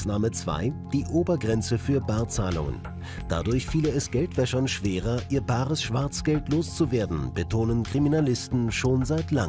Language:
German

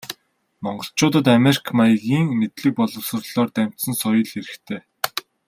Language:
Mongolian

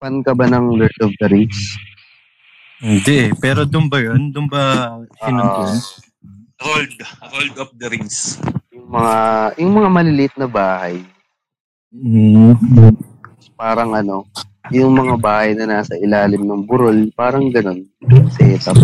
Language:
Filipino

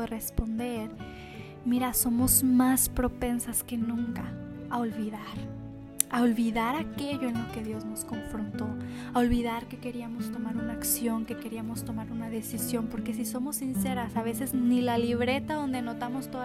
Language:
Spanish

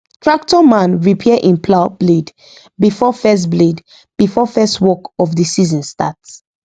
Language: Nigerian Pidgin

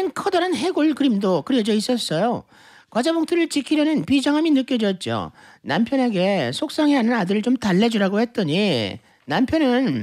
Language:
Korean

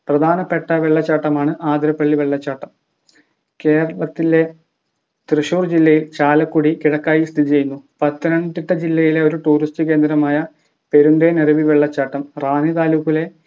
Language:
Malayalam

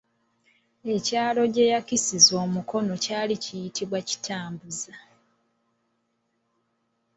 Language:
Ganda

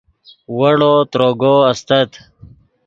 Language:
Yidgha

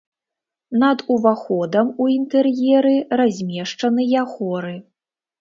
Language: Belarusian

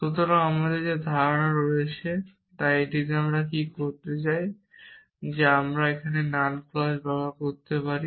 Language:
Bangla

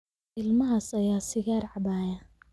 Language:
Somali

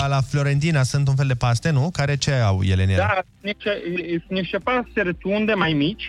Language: Romanian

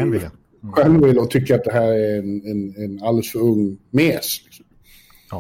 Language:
Swedish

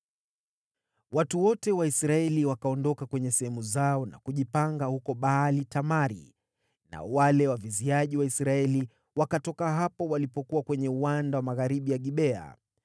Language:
Swahili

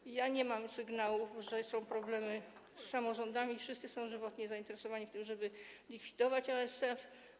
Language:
Polish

